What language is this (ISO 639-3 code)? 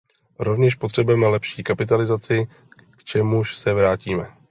ces